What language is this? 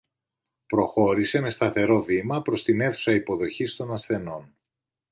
Greek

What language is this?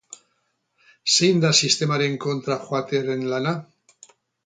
Basque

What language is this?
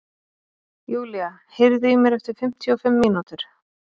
Icelandic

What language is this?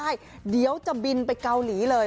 Thai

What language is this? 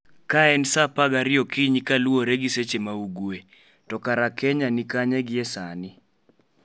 Luo (Kenya and Tanzania)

